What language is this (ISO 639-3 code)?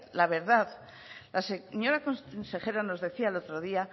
spa